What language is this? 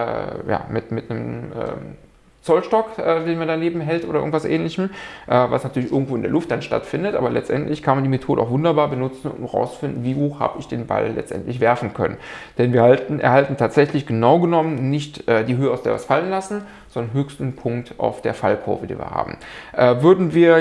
German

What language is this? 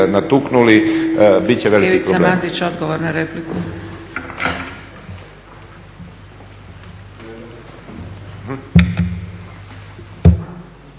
Croatian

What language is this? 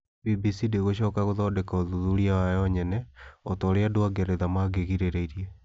Kikuyu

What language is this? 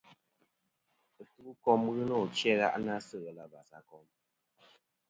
Kom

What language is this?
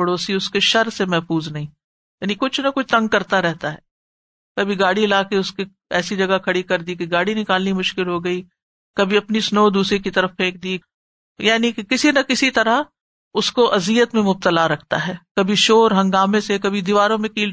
Urdu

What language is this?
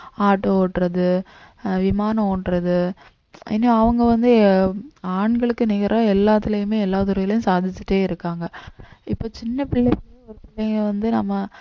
Tamil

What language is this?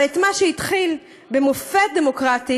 Hebrew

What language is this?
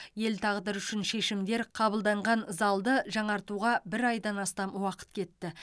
Kazakh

